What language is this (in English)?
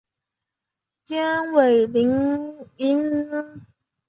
Chinese